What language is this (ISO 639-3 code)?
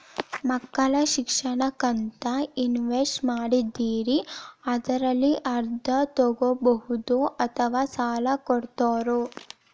kan